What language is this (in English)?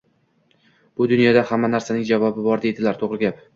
Uzbek